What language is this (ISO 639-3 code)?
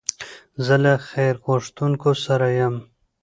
pus